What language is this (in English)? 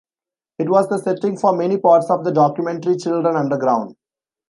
English